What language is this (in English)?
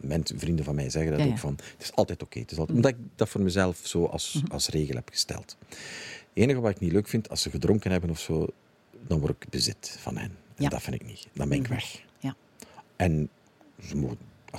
Dutch